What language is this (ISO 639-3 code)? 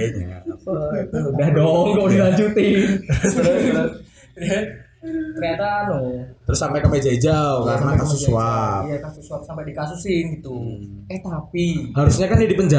ind